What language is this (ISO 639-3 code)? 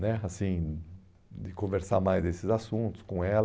por